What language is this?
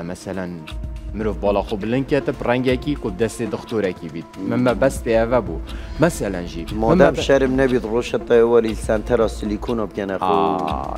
Arabic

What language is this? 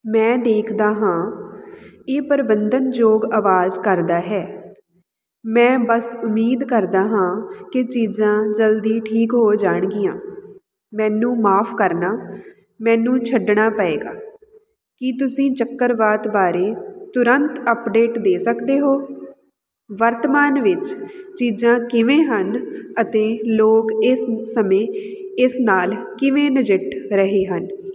Punjabi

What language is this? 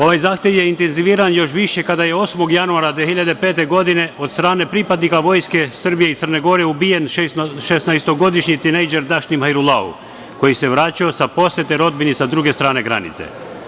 Serbian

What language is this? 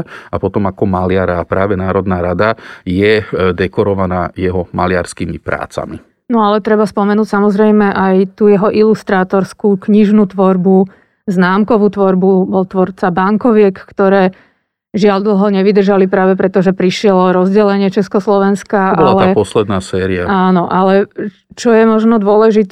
Slovak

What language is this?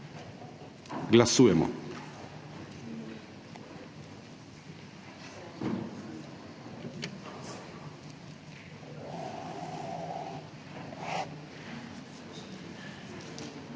Slovenian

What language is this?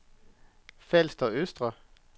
Danish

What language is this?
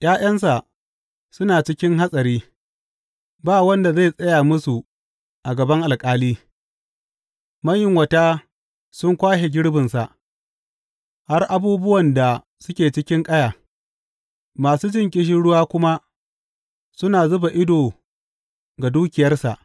Hausa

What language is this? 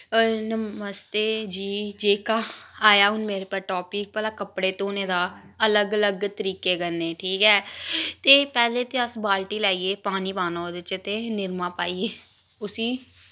Dogri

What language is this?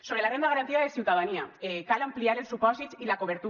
Catalan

